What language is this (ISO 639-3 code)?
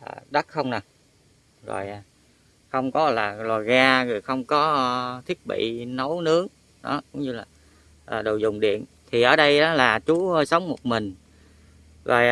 vie